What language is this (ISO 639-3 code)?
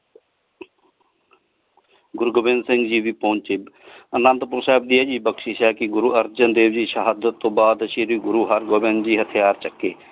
pan